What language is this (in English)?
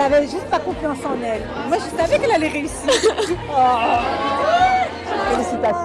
Dutch